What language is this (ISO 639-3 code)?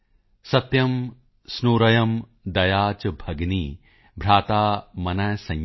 pan